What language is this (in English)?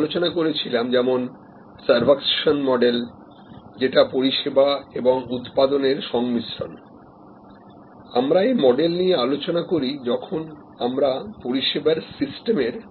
Bangla